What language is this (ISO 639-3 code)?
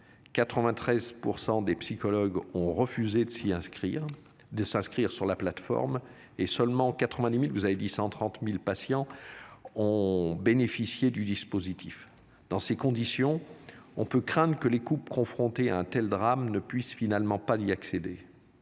fra